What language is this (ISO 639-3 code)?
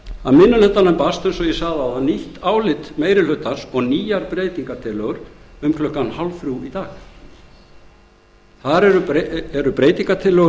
isl